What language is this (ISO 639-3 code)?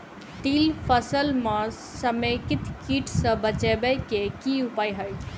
mai